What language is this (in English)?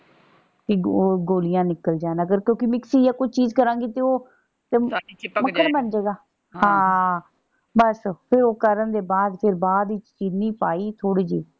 Punjabi